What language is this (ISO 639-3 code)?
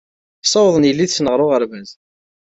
kab